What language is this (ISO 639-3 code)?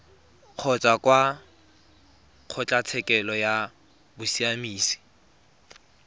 tsn